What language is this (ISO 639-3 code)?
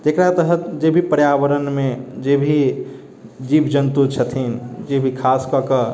mai